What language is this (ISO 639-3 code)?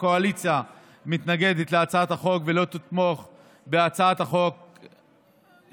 heb